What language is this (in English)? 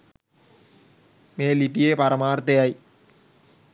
Sinhala